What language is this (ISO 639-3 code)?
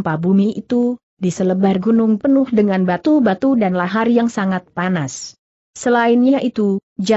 ind